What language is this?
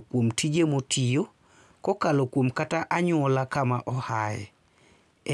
Luo (Kenya and Tanzania)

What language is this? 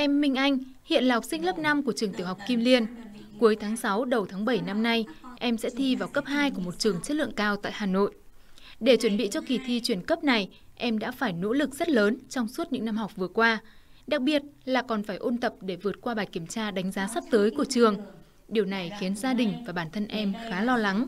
Vietnamese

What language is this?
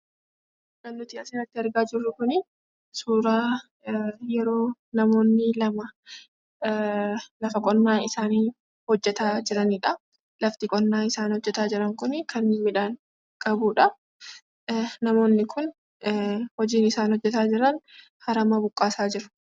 Oromo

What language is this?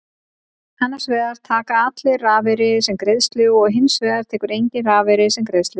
Icelandic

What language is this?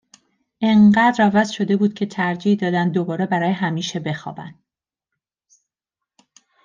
Persian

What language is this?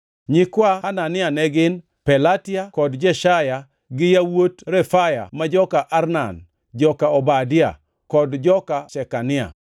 Luo (Kenya and Tanzania)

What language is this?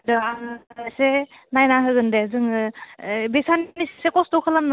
Bodo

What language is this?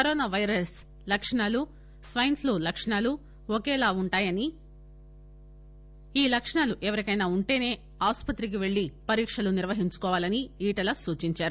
Telugu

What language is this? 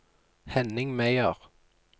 Norwegian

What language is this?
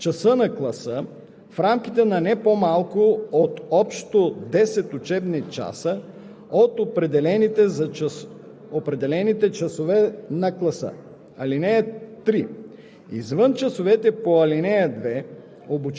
Bulgarian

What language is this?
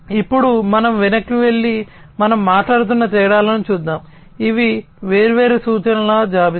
Telugu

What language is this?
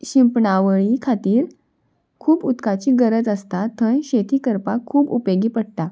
Konkani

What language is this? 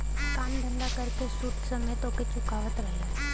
Bhojpuri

